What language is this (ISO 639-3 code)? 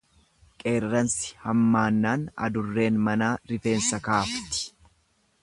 orm